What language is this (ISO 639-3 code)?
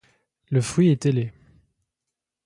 fra